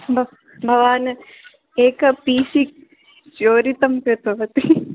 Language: Sanskrit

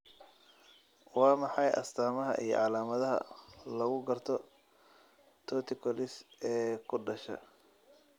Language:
Somali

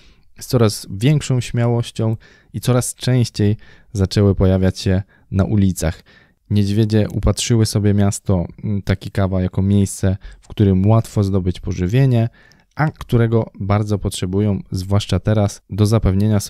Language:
Polish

